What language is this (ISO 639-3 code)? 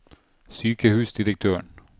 nor